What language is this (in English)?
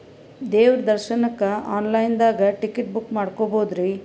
Kannada